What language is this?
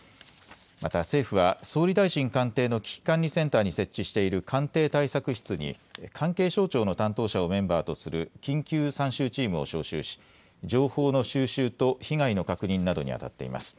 Japanese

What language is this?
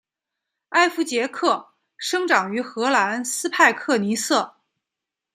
Chinese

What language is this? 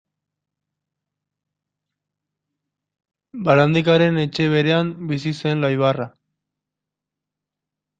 Basque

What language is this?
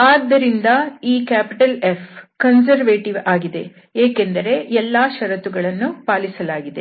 Kannada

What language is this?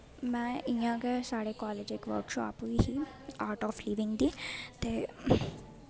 Dogri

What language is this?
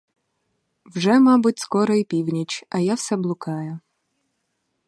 Ukrainian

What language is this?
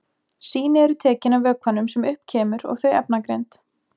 Icelandic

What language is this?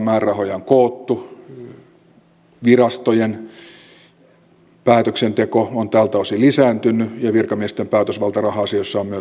Finnish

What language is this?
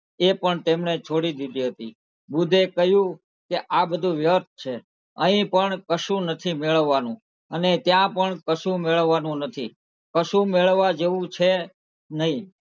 Gujarati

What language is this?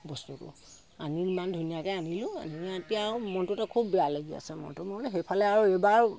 Assamese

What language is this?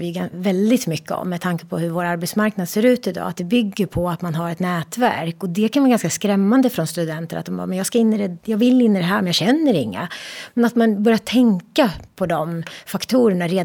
Swedish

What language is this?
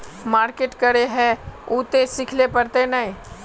Magahi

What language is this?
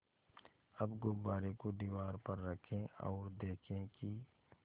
Hindi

